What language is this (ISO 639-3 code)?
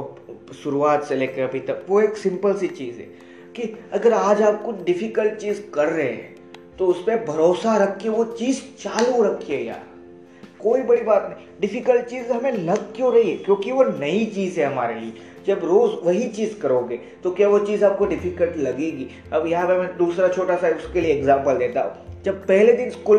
hin